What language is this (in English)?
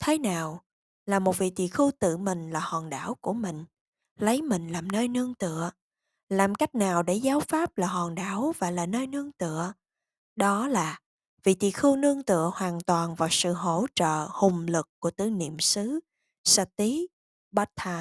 Vietnamese